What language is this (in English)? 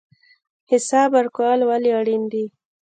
Pashto